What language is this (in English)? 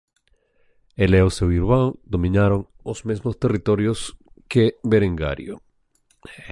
Galician